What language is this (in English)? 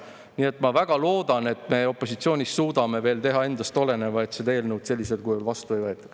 Estonian